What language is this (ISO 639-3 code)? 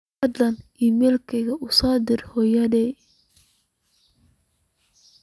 som